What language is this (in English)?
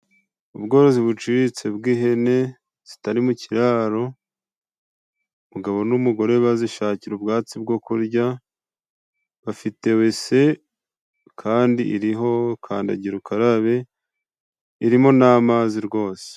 Kinyarwanda